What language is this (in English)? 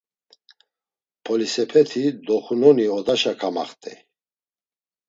Laz